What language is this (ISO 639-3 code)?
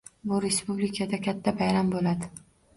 uzb